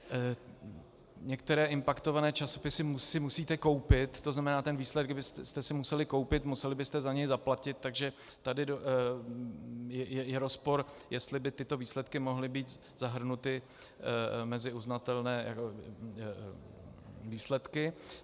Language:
Czech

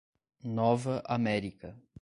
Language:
Portuguese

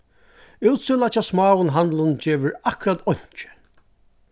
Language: Faroese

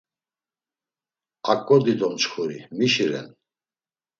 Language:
Laz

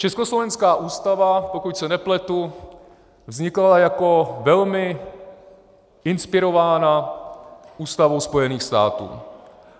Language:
Czech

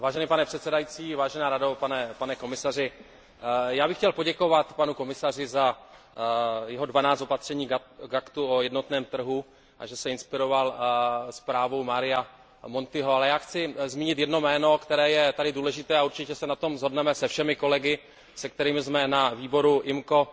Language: Czech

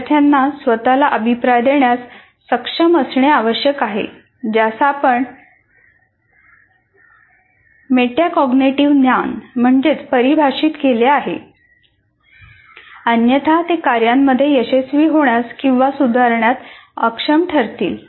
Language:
Marathi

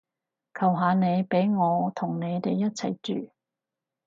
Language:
Cantonese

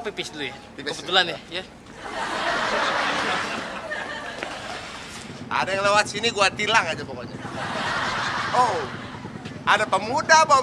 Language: Indonesian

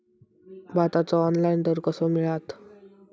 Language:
Marathi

